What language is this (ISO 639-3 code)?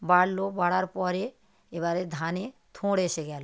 ben